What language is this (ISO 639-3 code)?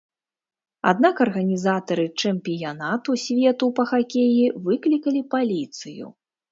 bel